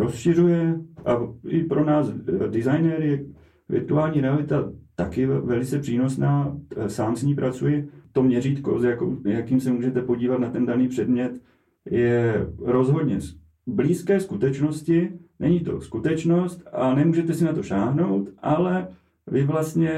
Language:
Czech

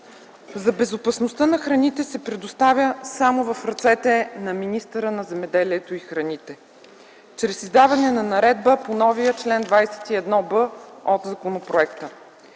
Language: Bulgarian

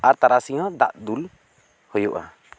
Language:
Santali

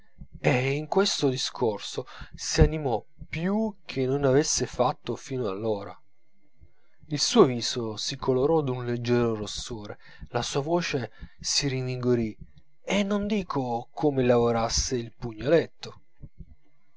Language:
Italian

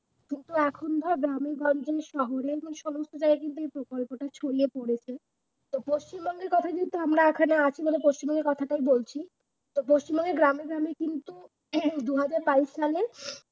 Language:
Bangla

